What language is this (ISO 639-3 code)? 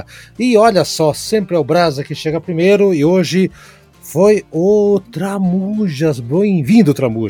por